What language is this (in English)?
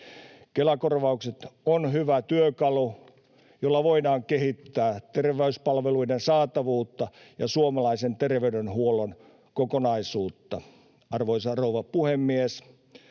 Finnish